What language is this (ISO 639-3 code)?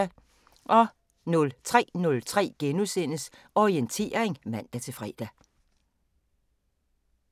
dan